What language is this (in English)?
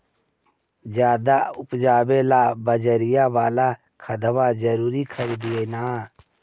Magahi